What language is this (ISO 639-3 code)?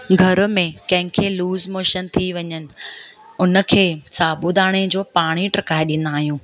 snd